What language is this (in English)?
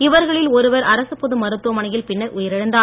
Tamil